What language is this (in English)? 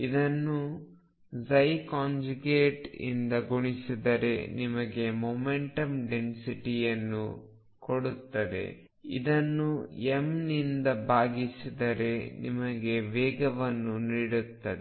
Kannada